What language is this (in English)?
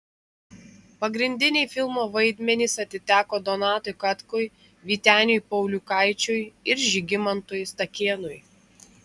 Lithuanian